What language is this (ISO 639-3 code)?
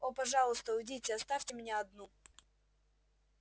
rus